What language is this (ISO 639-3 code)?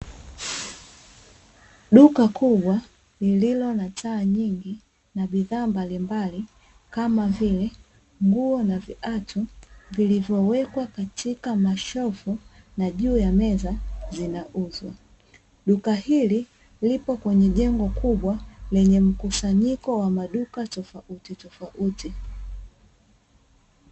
swa